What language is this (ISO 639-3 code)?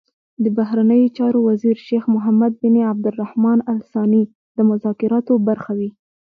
pus